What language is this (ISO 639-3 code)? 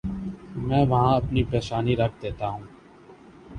urd